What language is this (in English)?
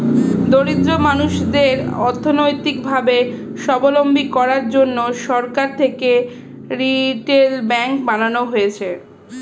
Bangla